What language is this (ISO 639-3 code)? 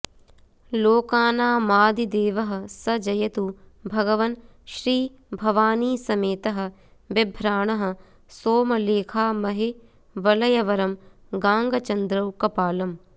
san